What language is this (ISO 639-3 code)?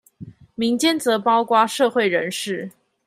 zho